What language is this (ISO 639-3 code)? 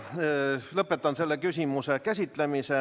est